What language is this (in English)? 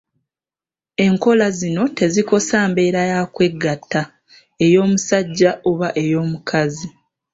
Ganda